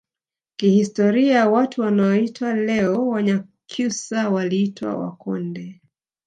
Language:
Swahili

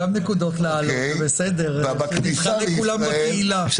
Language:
Hebrew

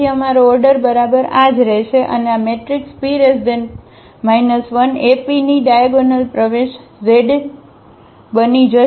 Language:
Gujarati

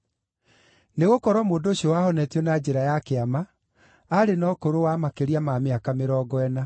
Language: Kikuyu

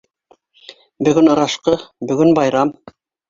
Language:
Bashkir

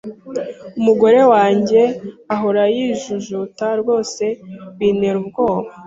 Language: Kinyarwanda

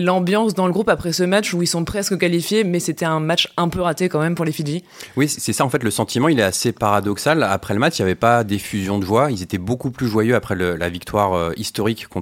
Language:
French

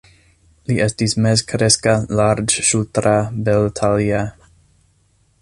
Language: Esperanto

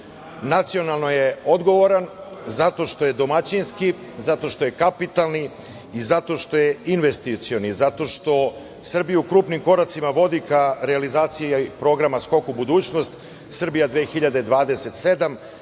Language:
Serbian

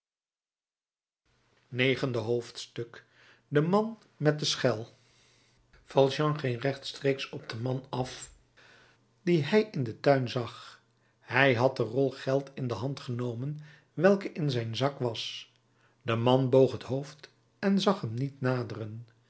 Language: Dutch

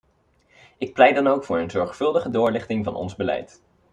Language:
Dutch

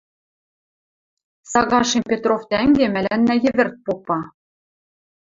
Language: Western Mari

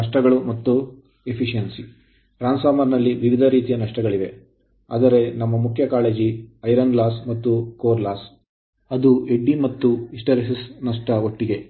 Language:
Kannada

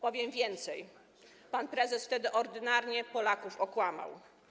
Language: Polish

